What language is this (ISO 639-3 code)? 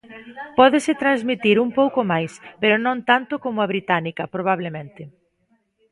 glg